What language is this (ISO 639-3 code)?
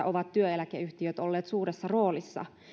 fin